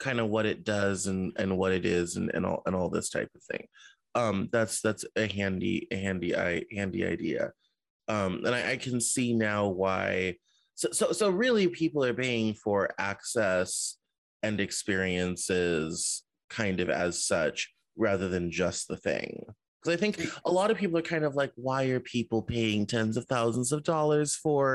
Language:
English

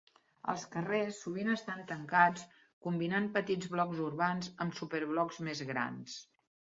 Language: Catalan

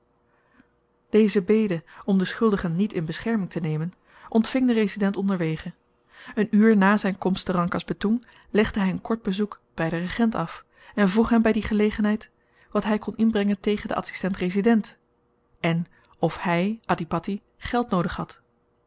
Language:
Dutch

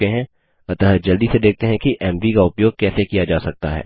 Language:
Hindi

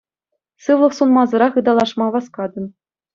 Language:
Chuvash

